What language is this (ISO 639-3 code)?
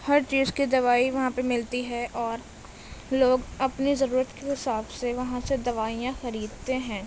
urd